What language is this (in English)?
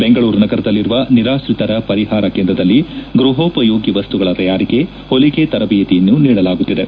Kannada